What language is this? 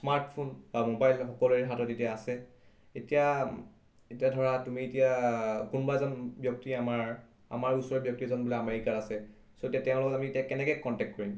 Assamese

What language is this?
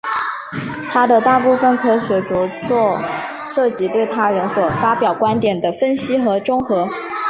Chinese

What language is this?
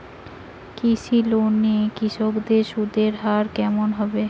Bangla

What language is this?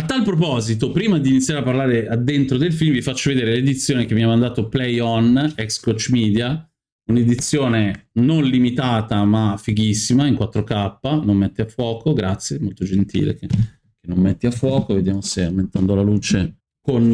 Italian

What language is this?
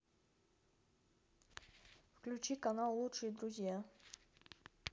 Russian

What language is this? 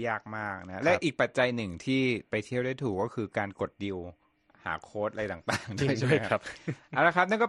Thai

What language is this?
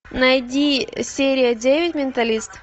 Russian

